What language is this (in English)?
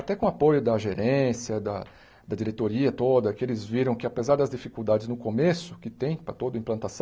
Portuguese